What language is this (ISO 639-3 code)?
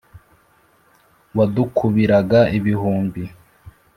kin